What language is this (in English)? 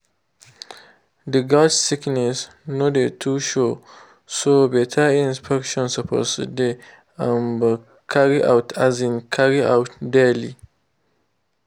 Nigerian Pidgin